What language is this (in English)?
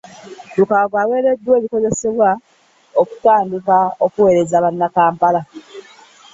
Ganda